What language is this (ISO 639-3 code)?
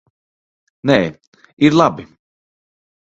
lav